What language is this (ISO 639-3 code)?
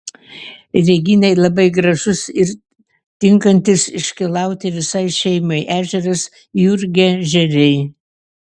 lit